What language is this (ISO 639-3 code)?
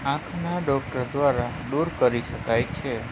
guj